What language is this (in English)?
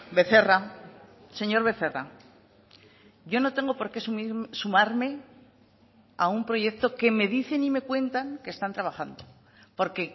Spanish